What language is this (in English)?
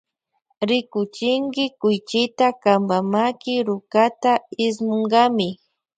Loja Highland Quichua